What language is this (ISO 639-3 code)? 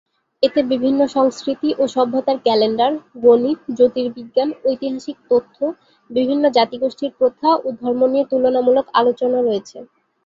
ben